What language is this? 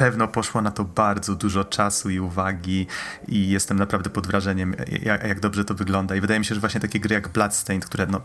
Polish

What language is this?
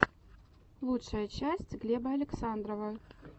Russian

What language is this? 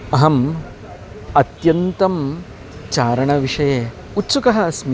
Sanskrit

